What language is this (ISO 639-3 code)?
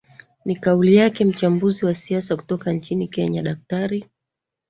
swa